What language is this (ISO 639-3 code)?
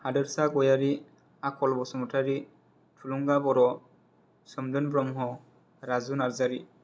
brx